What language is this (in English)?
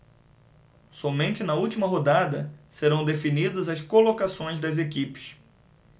Portuguese